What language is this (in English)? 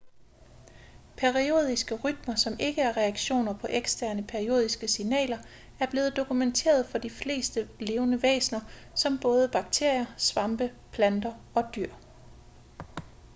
Danish